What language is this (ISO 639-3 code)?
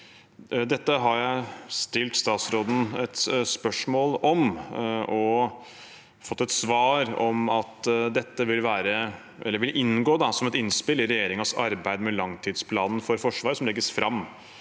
nor